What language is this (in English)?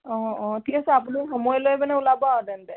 Assamese